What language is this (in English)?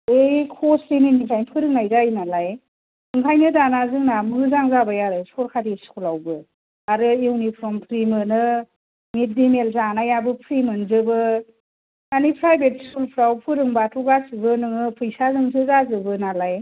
Bodo